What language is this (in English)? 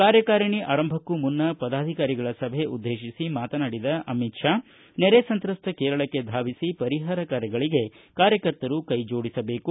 Kannada